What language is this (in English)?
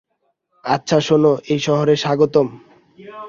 Bangla